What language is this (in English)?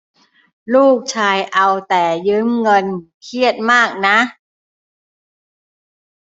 Thai